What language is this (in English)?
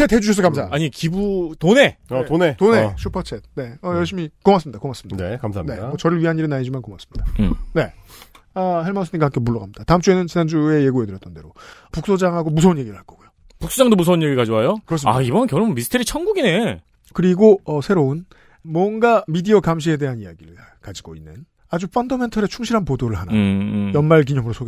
Korean